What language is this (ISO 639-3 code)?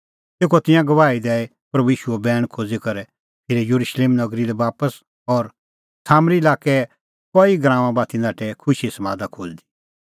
kfx